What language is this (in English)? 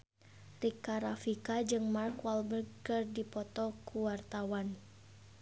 Sundanese